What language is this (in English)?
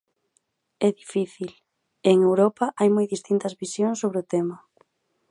Galician